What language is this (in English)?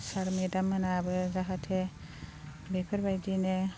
Bodo